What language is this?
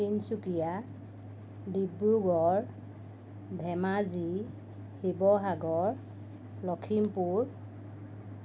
Assamese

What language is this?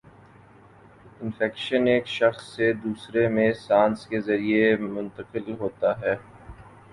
Urdu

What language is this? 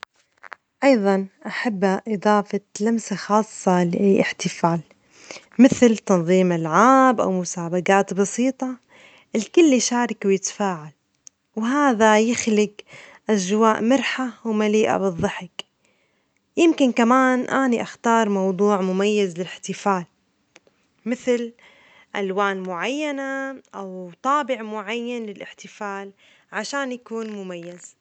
Omani Arabic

